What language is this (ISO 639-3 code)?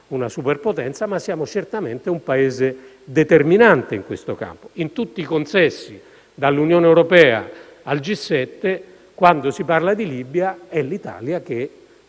ita